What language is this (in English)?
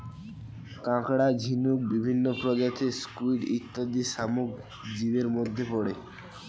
Bangla